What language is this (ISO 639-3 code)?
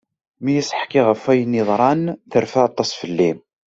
kab